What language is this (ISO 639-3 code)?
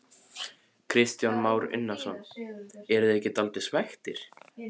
isl